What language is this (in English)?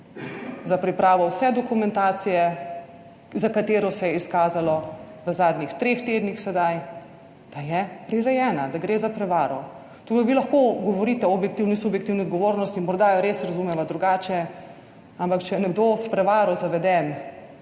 Slovenian